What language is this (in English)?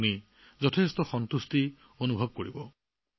Assamese